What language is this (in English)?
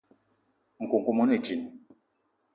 Eton (Cameroon)